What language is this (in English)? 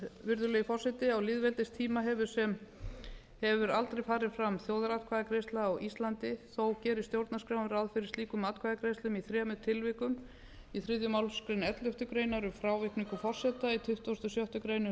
Icelandic